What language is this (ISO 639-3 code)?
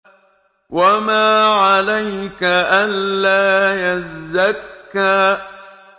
ara